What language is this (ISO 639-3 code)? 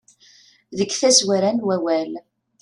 kab